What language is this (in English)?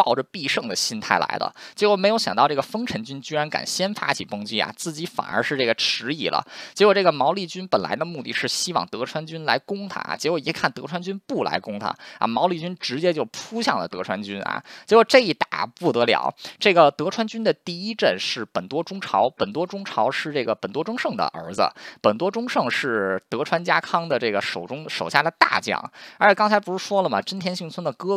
Chinese